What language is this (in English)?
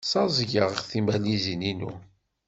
Kabyle